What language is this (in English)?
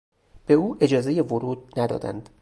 Persian